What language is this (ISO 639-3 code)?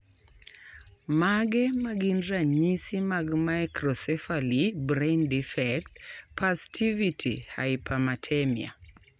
luo